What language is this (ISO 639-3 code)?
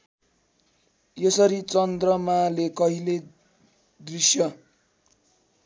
nep